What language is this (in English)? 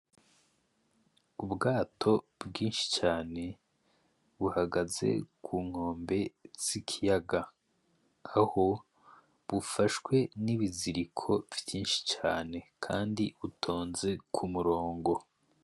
Rundi